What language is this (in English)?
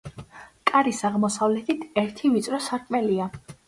Georgian